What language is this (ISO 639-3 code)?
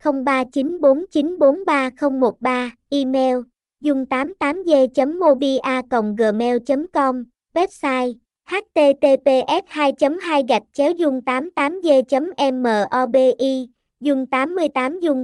vie